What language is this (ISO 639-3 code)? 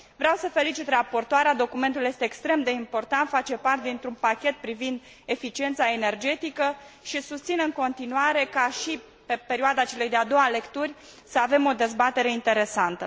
ron